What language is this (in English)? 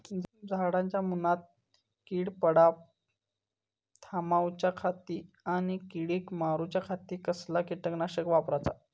Marathi